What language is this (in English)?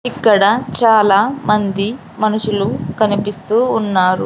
Telugu